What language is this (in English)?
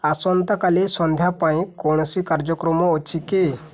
Odia